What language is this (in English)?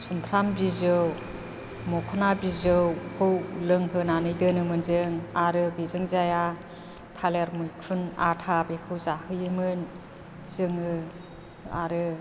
Bodo